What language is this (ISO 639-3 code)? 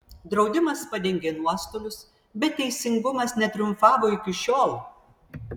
lit